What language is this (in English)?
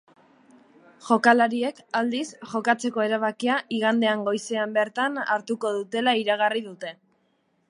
Basque